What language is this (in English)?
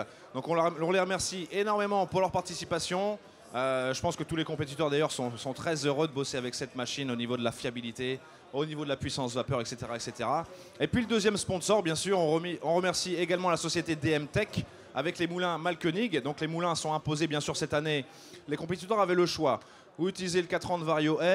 French